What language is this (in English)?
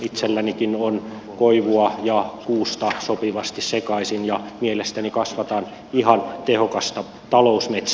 Finnish